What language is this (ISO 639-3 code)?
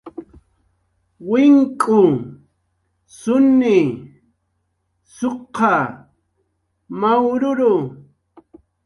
jqr